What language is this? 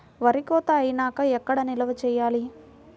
Telugu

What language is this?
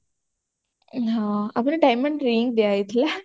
Odia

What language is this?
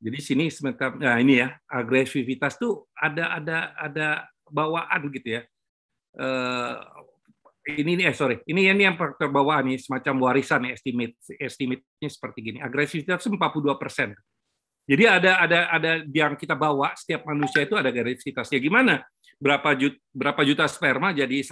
Indonesian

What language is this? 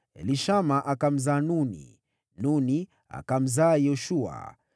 Swahili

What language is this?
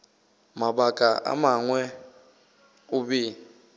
Northern Sotho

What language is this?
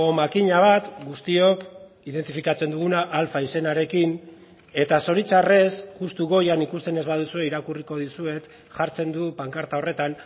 Basque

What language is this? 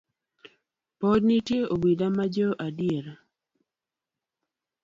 Luo (Kenya and Tanzania)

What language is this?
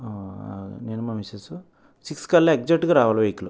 Telugu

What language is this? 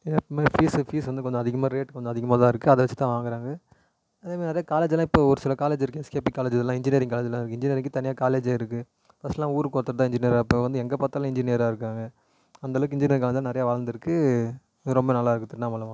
Tamil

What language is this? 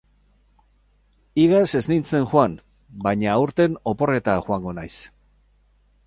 Basque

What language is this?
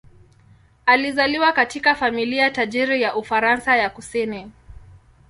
Swahili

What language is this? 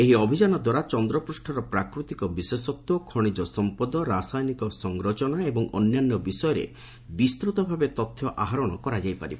Odia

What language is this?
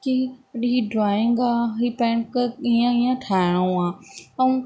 Sindhi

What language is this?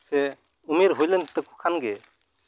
Santali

